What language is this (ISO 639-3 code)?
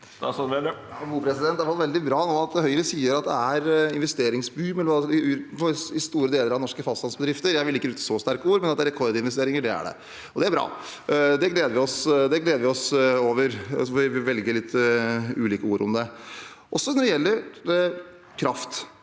nor